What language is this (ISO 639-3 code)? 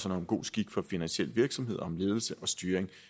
dan